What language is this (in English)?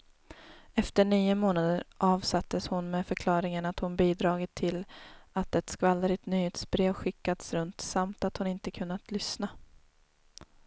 Swedish